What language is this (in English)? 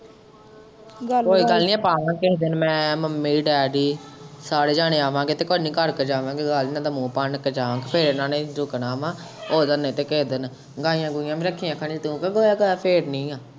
Punjabi